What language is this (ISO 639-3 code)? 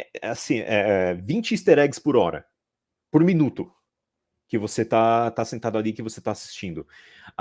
por